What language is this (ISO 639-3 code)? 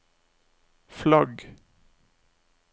nor